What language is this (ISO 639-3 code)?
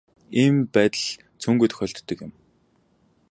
mon